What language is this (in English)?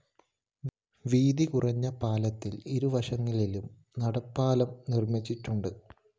Malayalam